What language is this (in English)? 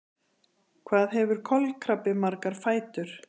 Icelandic